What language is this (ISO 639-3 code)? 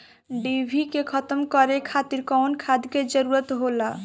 bho